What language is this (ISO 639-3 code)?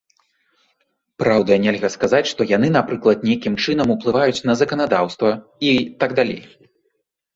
bel